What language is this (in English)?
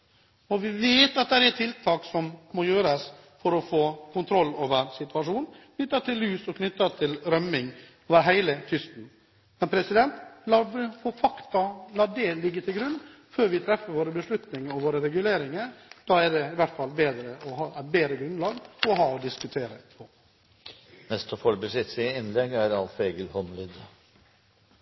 Norwegian